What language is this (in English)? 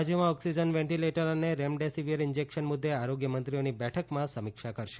Gujarati